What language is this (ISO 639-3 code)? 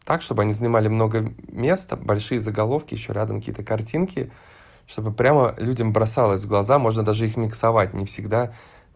rus